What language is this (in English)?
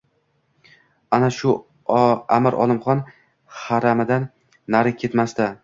Uzbek